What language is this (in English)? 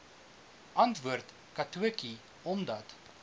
Afrikaans